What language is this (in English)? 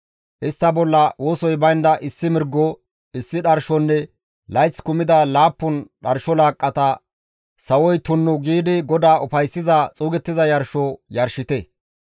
Gamo